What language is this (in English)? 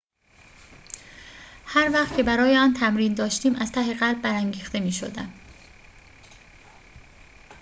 Persian